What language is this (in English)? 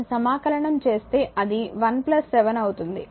Telugu